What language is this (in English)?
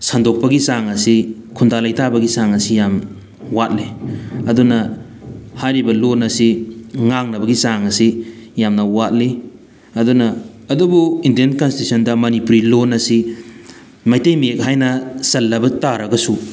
Manipuri